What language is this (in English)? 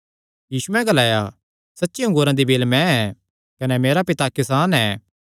Kangri